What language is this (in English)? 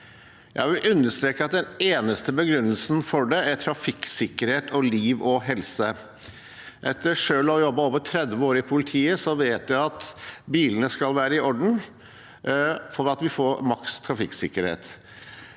Norwegian